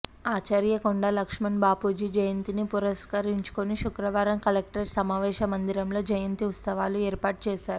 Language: Telugu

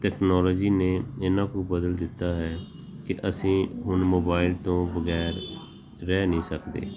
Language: Punjabi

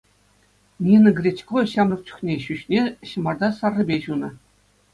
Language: Chuvash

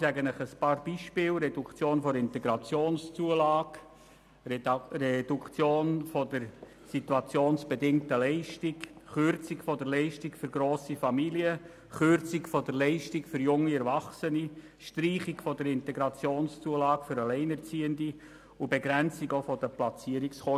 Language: Swiss German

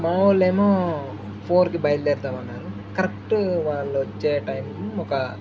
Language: Telugu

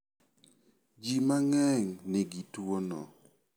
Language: Luo (Kenya and Tanzania)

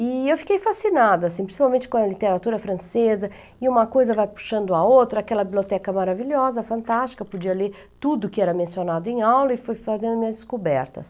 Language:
Portuguese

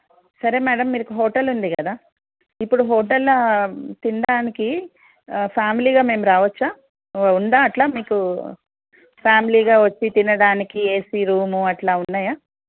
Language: Telugu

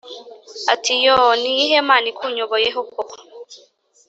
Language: Kinyarwanda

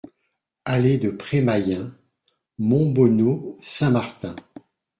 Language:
French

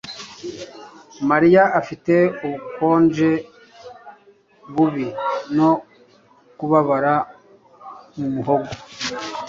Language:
Kinyarwanda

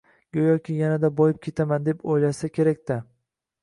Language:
Uzbek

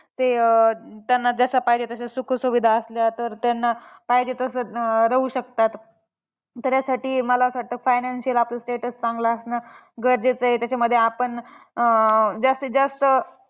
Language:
Marathi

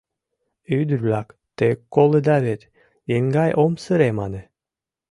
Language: Mari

